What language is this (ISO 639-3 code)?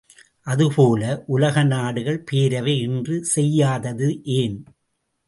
tam